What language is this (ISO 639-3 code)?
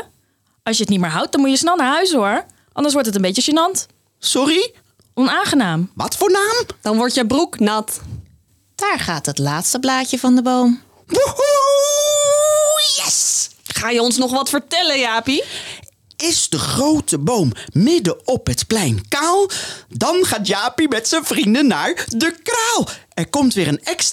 nld